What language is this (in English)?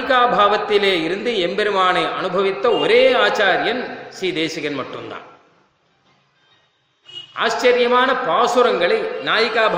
Tamil